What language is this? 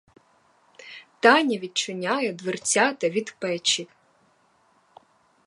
Ukrainian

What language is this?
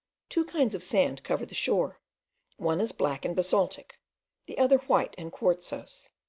English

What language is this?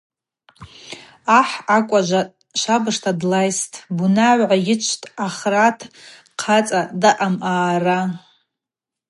Abaza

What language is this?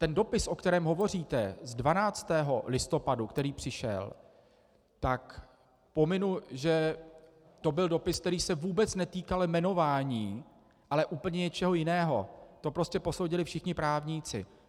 Czech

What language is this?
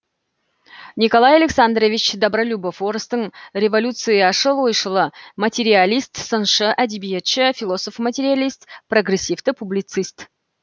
Kazakh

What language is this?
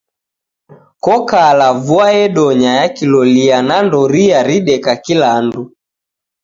Taita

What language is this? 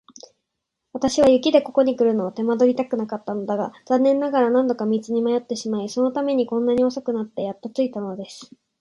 Japanese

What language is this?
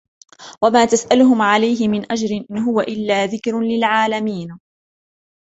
Arabic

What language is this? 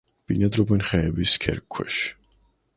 Georgian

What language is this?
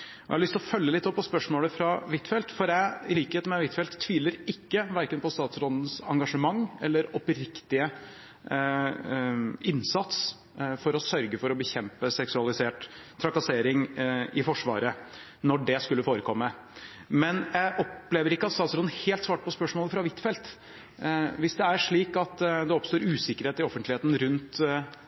Norwegian Bokmål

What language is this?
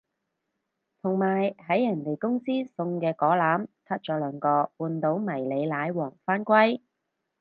Cantonese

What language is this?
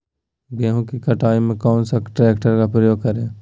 Magahi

